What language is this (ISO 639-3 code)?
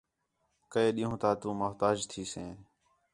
xhe